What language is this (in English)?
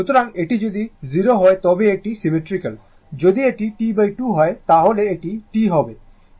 Bangla